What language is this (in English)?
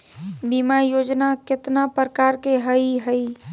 Magahi